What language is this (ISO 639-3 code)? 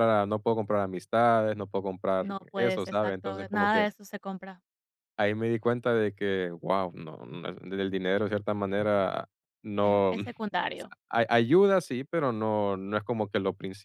spa